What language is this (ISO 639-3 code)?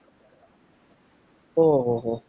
guj